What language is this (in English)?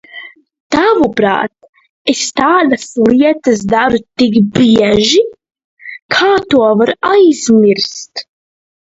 Latvian